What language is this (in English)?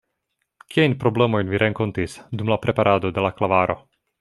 Esperanto